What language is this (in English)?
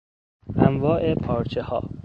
Persian